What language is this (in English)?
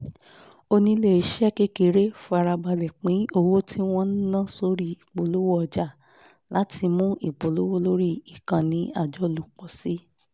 Yoruba